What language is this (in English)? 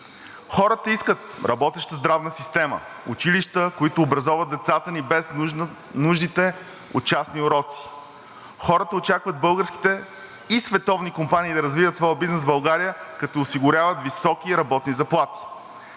Bulgarian